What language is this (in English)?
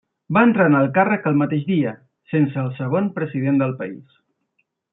Catalan